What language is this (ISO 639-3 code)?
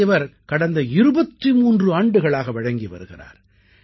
tam